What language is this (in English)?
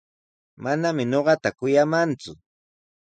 Sihuas Ancash Quechua